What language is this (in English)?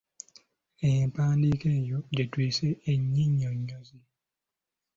Ganda